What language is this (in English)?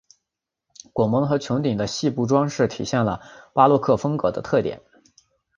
Chinese